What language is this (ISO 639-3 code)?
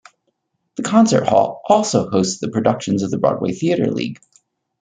eng